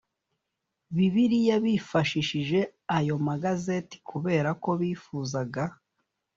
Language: Kinyarwanda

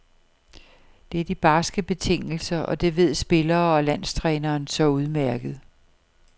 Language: Danish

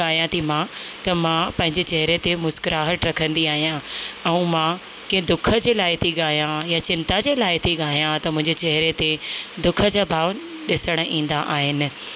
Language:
Sindhi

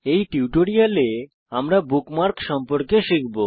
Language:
Bangla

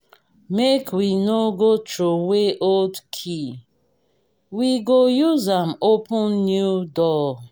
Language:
Nigerian Pidgin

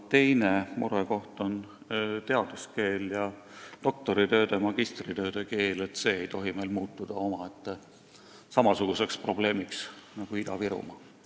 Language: Estonian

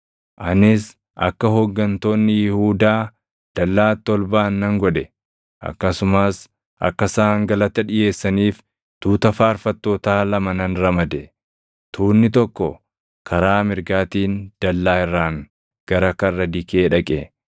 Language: Oromo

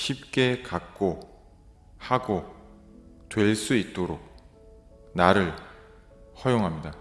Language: Korean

